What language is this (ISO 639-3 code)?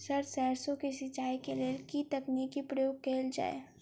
mai